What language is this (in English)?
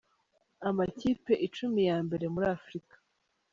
Kinyarwanda